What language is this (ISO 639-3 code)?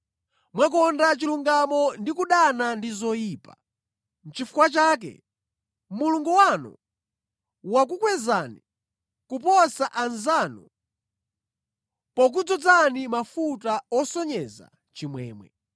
nya